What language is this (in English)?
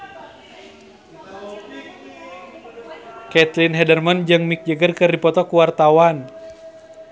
Sundanese